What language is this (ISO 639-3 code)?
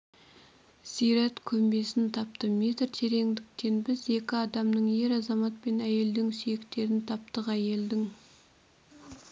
kaz